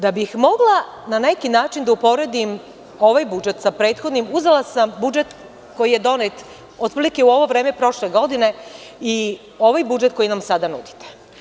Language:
Serbian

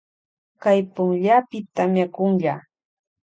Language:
Loja Highland Quichua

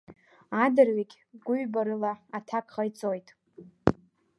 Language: Abkhazian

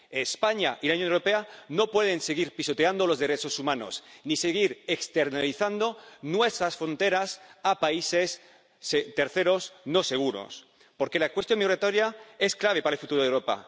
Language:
Spanish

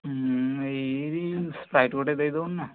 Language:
Odia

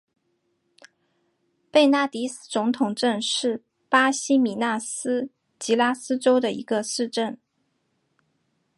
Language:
Chinese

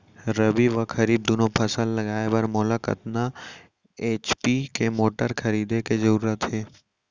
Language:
Chhattisgarhi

